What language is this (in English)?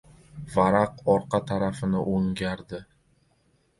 Uzbek